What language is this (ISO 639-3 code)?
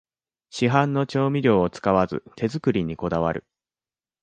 jpn